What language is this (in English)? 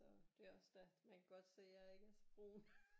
Danish